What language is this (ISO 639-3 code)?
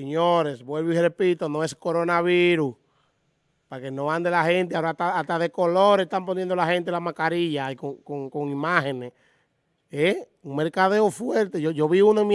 spa